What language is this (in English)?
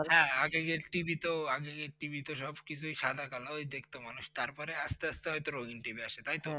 Bangla